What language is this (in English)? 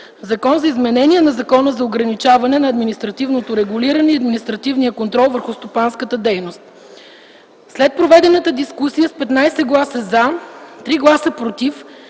Bulgarian